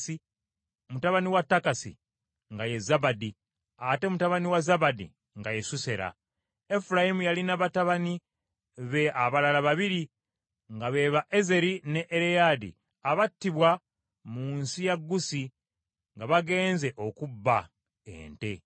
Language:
Ganda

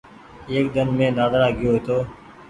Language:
Goaria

